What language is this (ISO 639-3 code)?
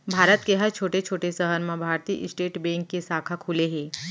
hne